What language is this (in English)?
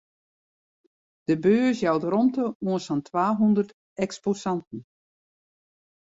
Western Frisian